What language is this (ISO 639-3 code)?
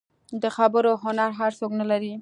pus